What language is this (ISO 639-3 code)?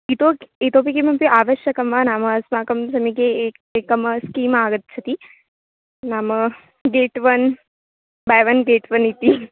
san